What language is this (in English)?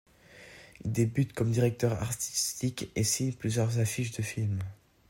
French